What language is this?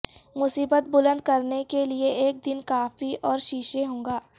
Urdu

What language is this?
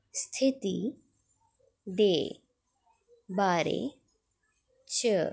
Dogri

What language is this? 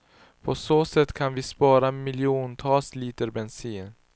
Swedish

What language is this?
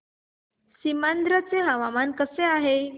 Marathi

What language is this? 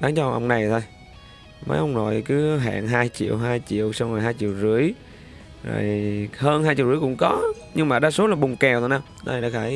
Vietnamese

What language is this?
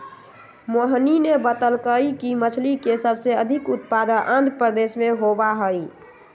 Magahi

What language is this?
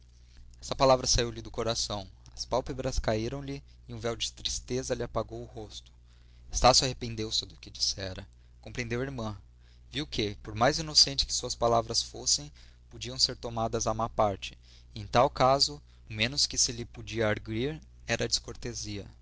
Portuguese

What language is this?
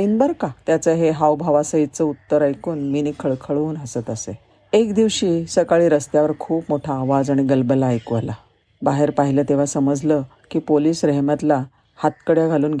Marathi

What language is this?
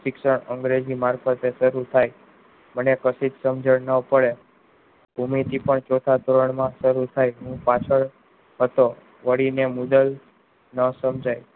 Gujarati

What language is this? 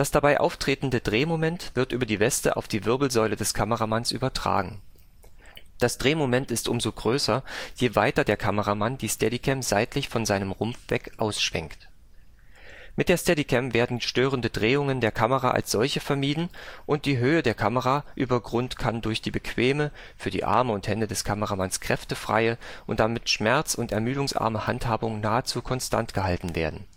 German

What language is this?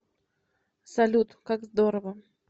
Russian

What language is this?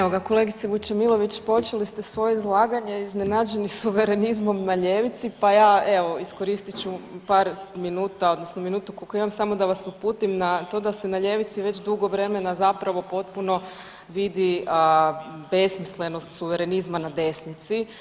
Croatian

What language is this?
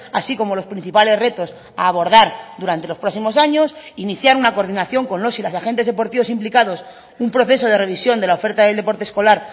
Spanish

